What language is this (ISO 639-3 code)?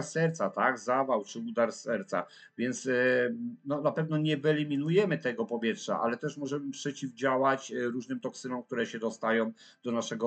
pol